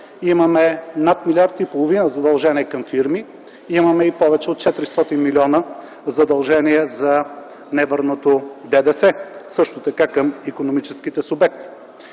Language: Bulgarian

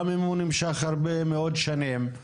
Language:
Hebrew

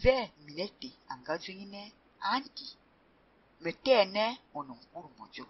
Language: Greek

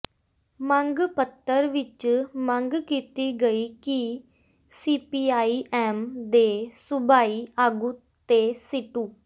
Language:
Punjabi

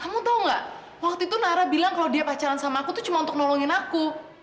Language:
Indonesian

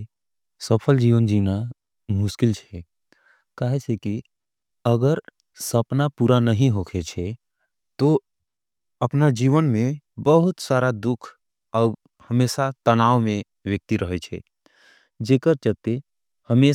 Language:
Angika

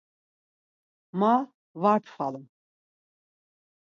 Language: Laz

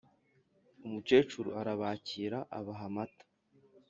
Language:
Kinyarwanda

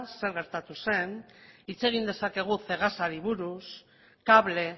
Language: Basque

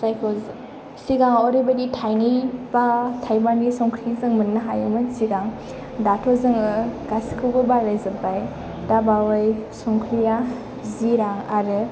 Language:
Bodo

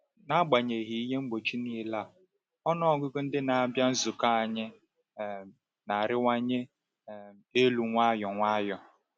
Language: Igbo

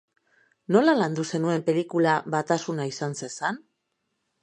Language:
Basque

